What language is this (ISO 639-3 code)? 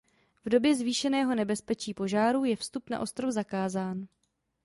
ces